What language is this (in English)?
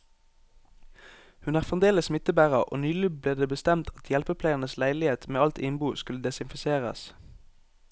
Norwegian